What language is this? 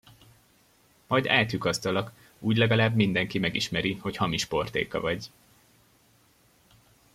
Hungarian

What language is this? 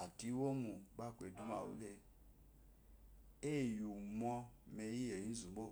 Eloyi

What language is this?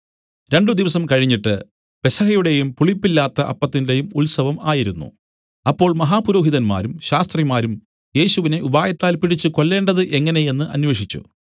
Malayalam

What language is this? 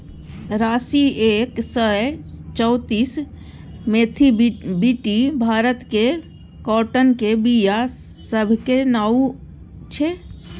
Maithili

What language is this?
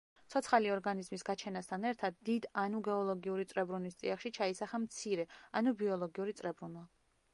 Georgian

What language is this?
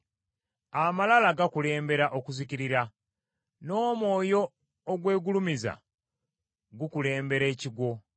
Ganda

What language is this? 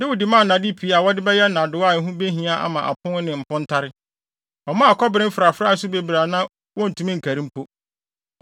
Akan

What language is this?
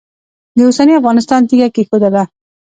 Pashto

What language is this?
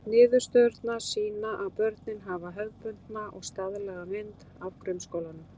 Icelandic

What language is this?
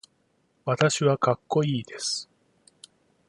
Japanese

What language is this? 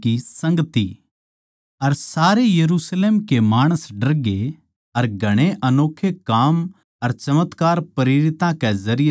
Haryanvi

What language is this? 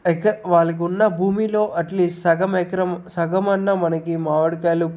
Telugu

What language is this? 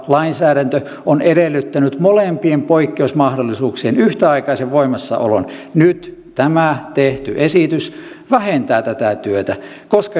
Finnish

